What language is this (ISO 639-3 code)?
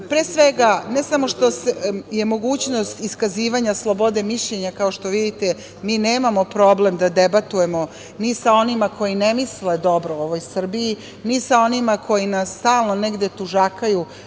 srp